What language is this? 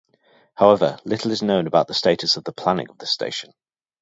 English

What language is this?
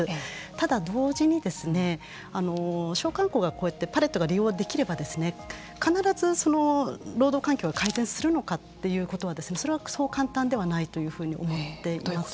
Japanese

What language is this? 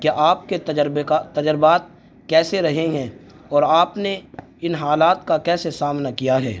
Urdu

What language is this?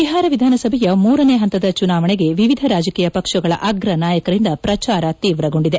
Kannada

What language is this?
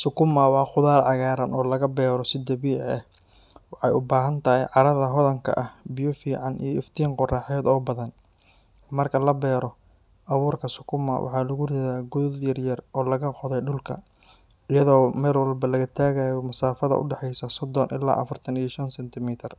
Somali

